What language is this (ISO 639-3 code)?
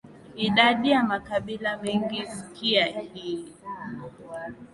swa